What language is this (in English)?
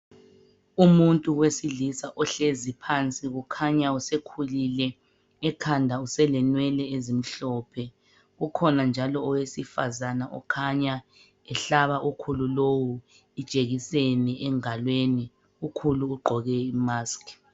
North Ndebele